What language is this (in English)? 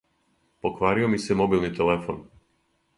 Serbian